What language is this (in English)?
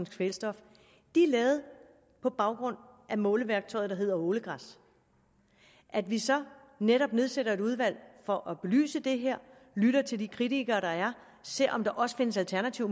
Danish